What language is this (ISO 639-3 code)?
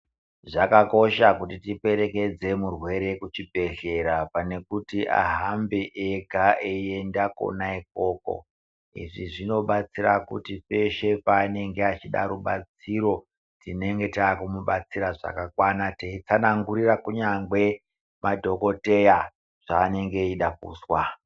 ndc